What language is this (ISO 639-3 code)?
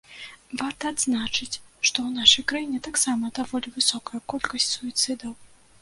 bel